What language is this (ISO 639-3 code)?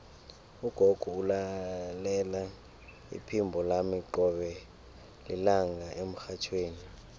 nbl